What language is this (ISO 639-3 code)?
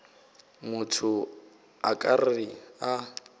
nso